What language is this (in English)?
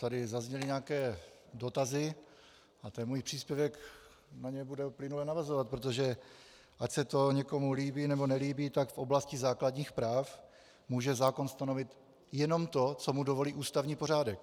Czech